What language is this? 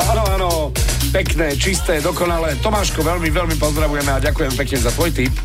Slovak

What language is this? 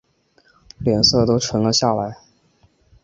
Chinese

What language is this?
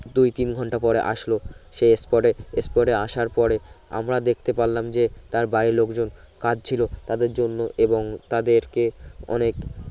Bangla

